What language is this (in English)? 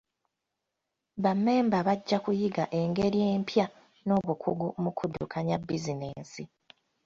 Ganda